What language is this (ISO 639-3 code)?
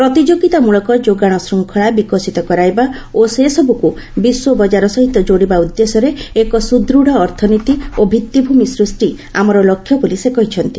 ori